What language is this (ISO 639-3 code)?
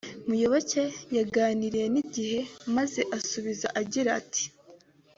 kin